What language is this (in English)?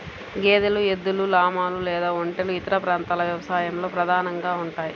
Telugu